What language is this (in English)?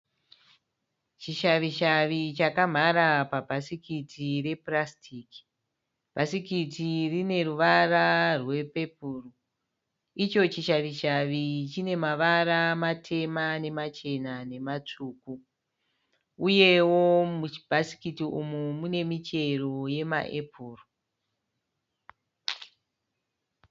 Shona